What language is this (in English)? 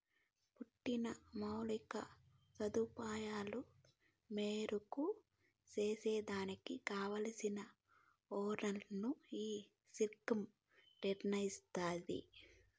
Telugu